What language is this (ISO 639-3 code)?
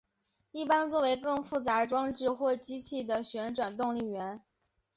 zho